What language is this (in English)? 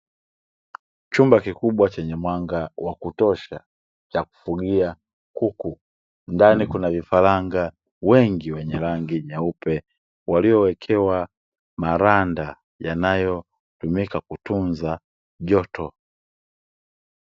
Swahili